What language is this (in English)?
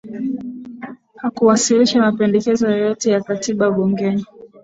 Swahili